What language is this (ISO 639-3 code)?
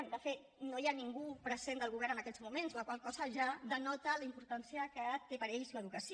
cat